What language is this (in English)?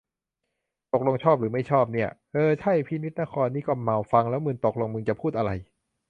Thai